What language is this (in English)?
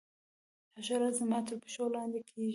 Pashto